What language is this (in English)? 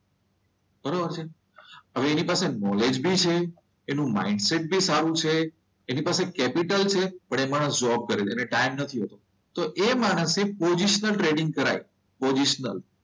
Gujarati